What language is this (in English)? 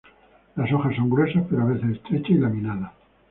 Spanish